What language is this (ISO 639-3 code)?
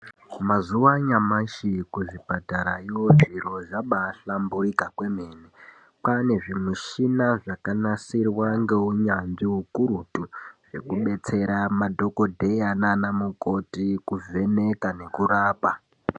ndc